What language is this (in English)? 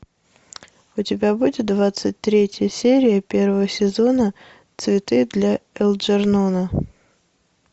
Russian